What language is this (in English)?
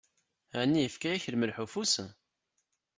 Kabyle